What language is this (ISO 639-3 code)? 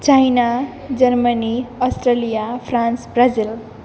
brx